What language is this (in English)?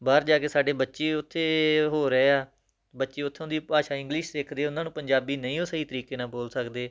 Punjabi